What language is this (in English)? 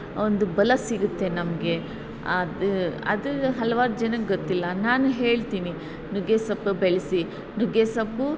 Kannada